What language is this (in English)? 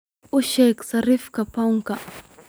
Somali